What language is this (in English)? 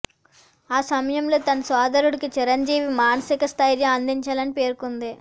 Telugu